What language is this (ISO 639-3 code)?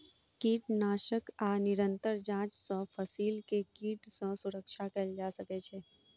mai